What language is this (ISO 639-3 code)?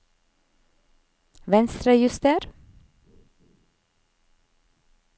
nor